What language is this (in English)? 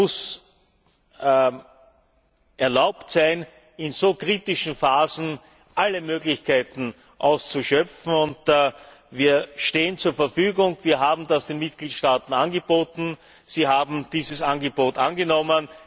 German